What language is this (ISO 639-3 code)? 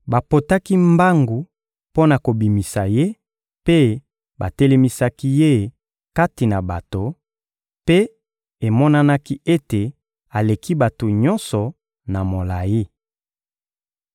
lin